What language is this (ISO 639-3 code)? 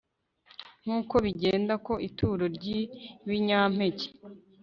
kin